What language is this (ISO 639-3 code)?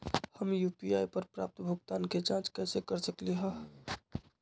mag